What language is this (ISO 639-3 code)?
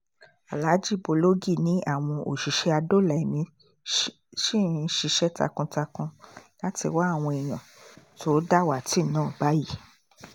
yor